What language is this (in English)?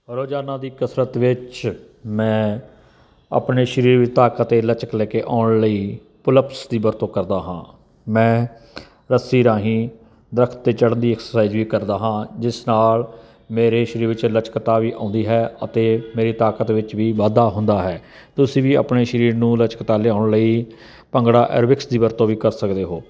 Punjabi